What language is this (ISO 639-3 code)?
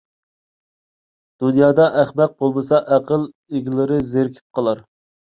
uig